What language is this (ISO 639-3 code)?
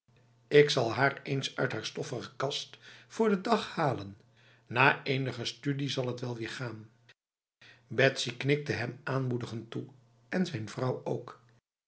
nld